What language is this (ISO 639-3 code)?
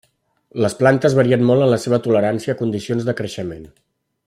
cat